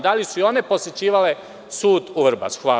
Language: Serbian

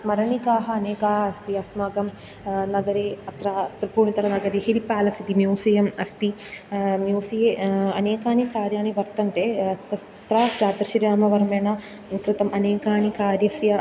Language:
Sanskrit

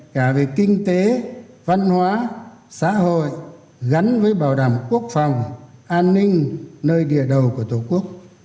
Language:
Vietnamese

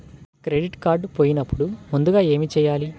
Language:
Telugu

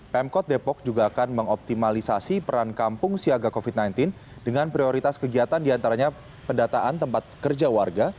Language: Indonesian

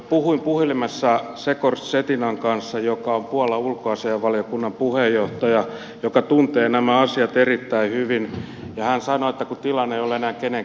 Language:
Finnish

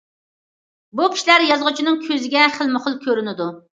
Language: Uyghur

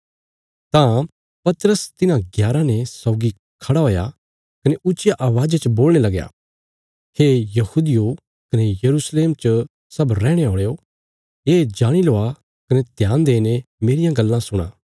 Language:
Bilaspuri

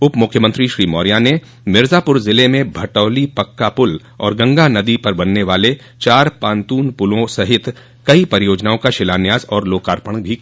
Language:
Hindi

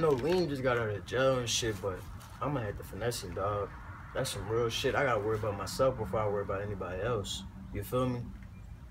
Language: English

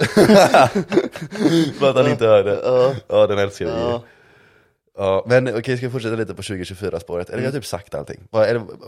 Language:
Swedish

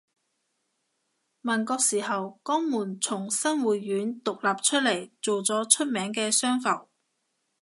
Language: Cantonese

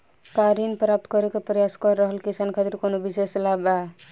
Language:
Bhojpuri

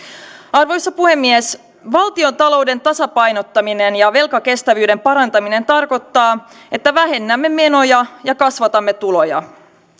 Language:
Finnish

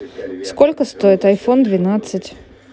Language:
Russian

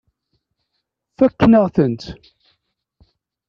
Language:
Kabyle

